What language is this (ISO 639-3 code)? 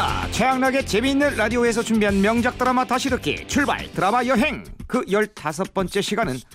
kor